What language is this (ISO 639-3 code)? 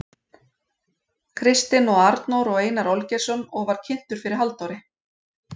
isl